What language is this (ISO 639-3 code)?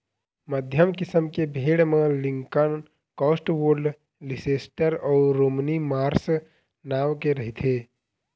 hne